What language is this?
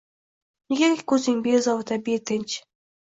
Uzbek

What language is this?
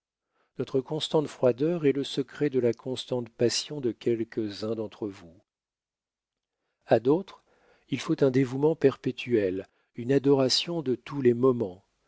French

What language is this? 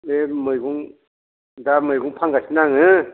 Bodo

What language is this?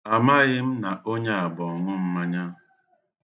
Igbo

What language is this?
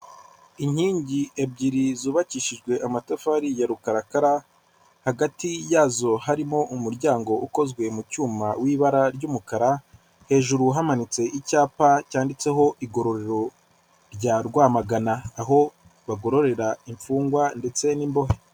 Kinyarwanda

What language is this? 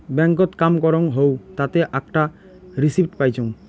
Bangla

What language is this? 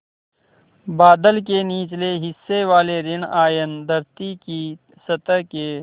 Hindi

